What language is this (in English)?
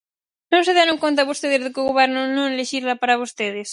Galician